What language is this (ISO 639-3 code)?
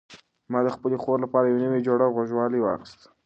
pus